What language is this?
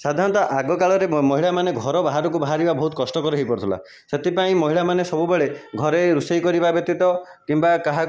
Odia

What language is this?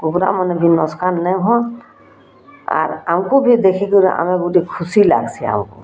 Odia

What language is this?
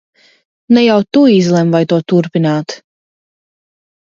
Latvian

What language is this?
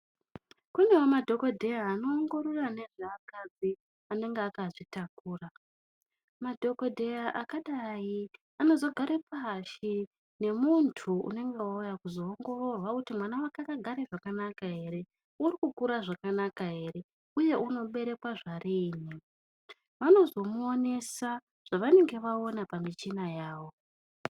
Ndau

